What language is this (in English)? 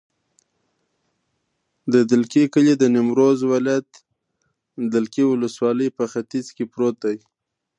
Pashto